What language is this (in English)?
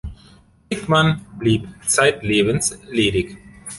German